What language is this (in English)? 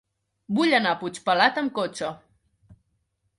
Catalan